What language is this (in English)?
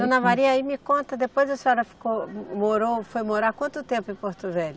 Portuguese